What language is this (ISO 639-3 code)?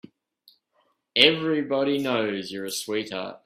eng